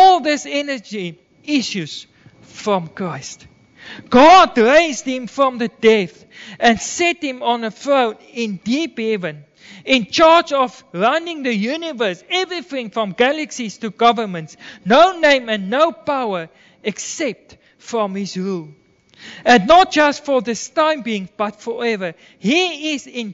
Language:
Dutch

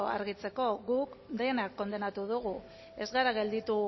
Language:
Basque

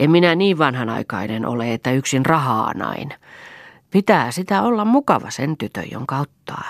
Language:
Finnish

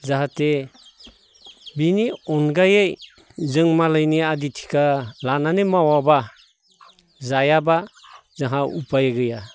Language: Bodo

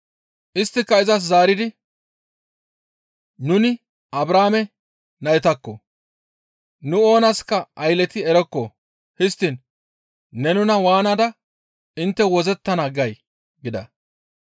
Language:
Gamo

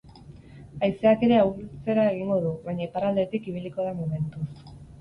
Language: Basque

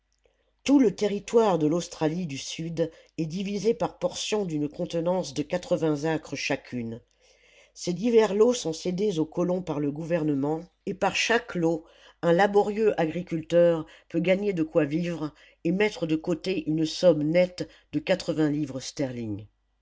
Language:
French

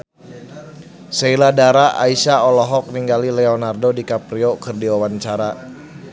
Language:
Sundanese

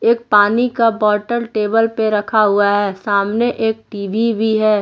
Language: Hindi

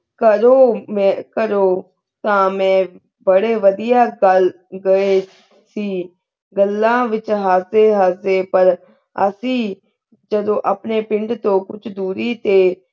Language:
Punjabi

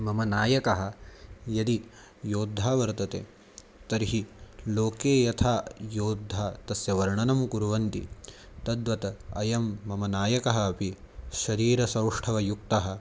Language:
Sanskrit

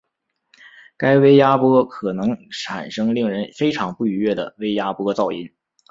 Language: Chinese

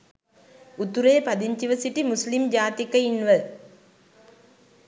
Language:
Sinhala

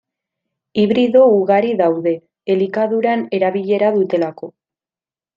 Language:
Basque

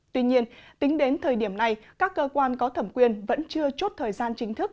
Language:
Vietnamese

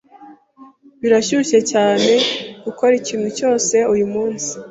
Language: Kinyarwanda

